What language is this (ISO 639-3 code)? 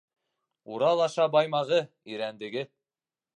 bak